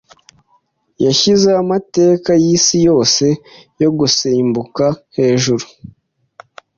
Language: Kinyarwanda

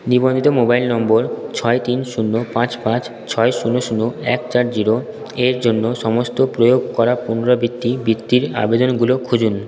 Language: Bangla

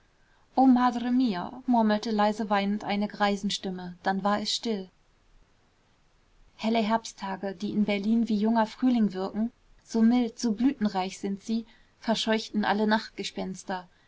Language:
German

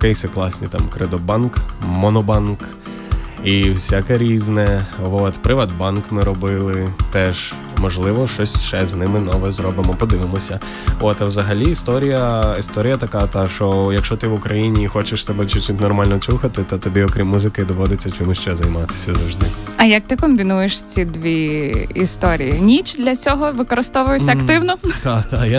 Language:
Ukrainian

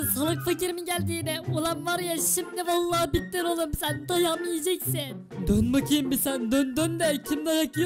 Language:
Turkish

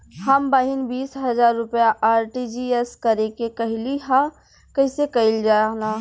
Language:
Bhojpuri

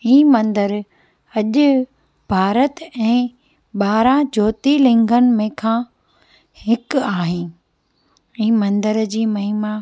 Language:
Sindhi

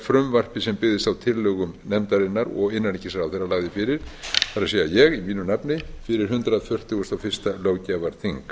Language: Icelandic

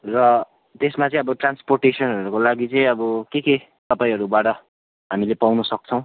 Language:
Nepali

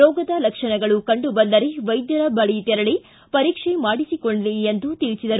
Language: Kannada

